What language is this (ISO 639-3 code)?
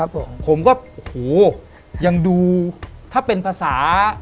tha